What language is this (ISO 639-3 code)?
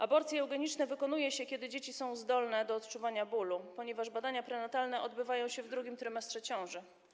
pol